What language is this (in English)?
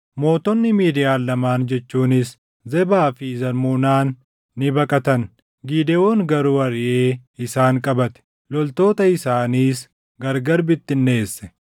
Oromo